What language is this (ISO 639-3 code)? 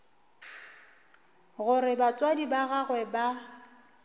nso